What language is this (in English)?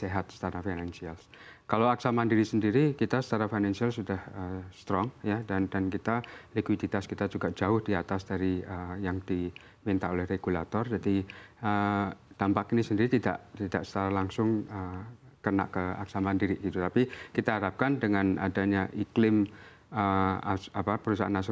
Indonesian